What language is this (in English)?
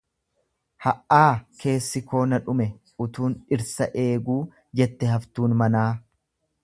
Oromo